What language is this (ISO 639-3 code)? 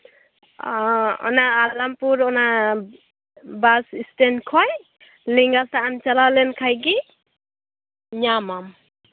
sat